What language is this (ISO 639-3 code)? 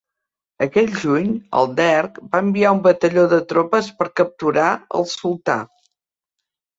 cat